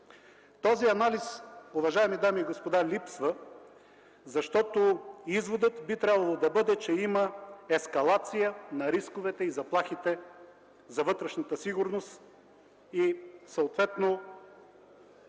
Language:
Bulgarian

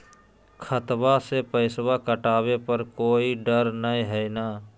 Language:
Magahi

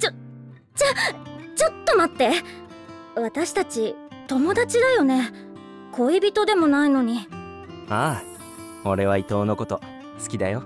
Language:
Japanese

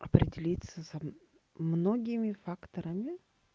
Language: Russian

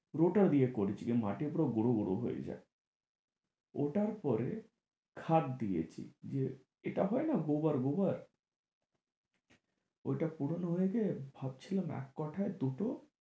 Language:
Bangla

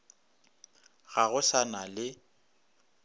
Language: Northern Sotho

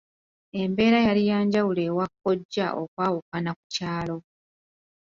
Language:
Ganda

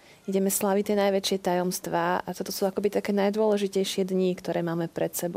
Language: Slovak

